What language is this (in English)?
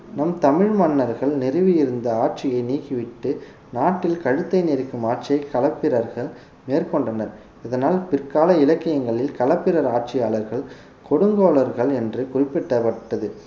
Tamil